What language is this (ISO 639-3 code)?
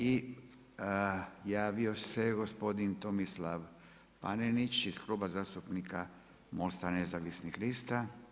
hrv